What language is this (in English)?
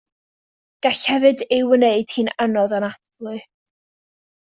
Welsh